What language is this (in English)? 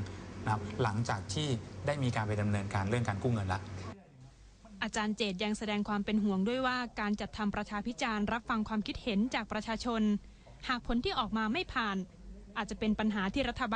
Thai